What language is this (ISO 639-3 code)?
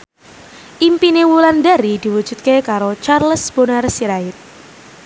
jav